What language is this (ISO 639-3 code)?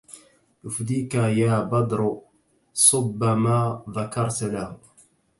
ara